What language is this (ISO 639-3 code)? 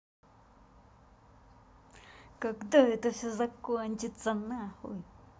rus